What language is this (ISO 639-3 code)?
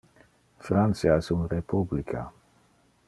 ina